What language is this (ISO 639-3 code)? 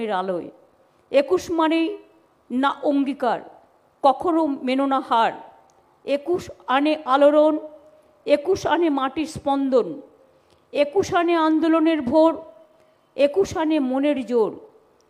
hin